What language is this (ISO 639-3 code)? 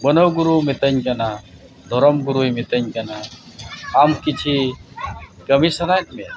sat